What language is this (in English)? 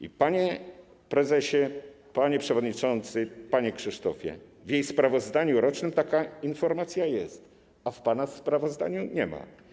Polish